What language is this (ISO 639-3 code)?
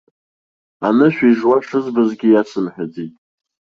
abk